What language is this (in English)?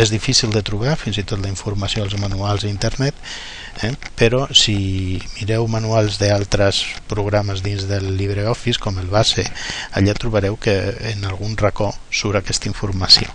Catalan